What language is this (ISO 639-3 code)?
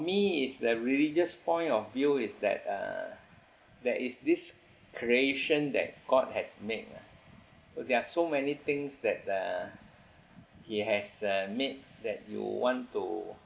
eng